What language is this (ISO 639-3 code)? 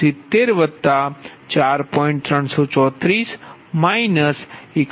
guj